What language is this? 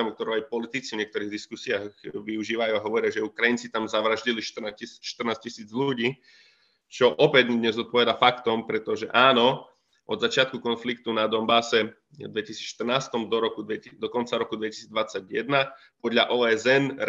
Slovak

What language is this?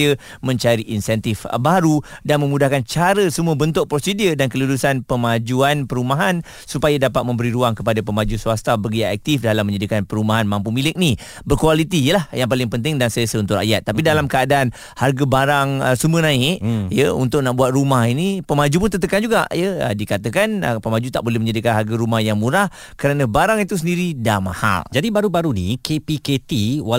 Malay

